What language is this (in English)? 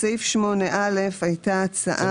Hebrew